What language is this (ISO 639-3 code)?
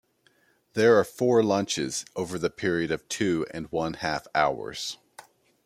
eng